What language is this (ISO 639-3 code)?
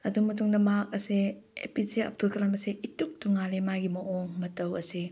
mni